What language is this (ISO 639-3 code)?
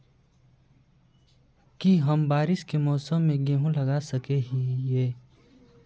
mag